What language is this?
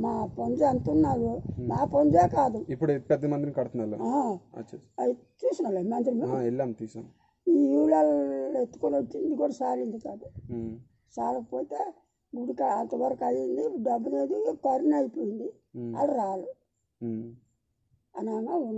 Vietnamese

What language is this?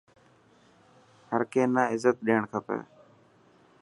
Dhatki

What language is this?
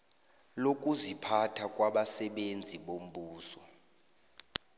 South Ndebele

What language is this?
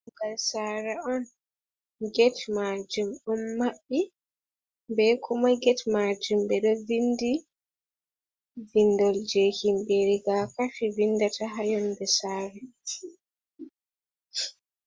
Fula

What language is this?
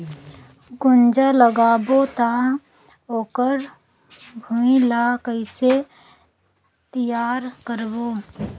Chhattisgarhi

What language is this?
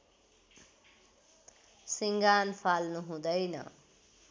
Nepali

